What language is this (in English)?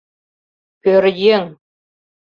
Mari